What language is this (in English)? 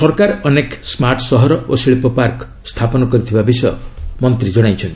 Odia